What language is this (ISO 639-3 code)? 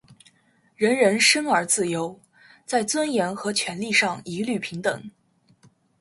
zho